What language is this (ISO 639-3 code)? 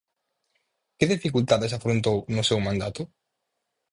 glg